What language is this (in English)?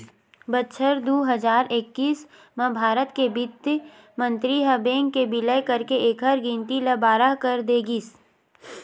Chhattisgarhi